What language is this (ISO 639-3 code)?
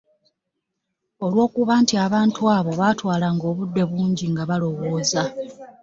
lug